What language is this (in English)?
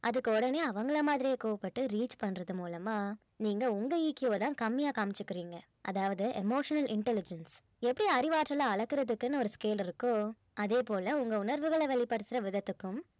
Tamil